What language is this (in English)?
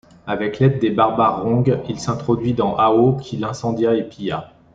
French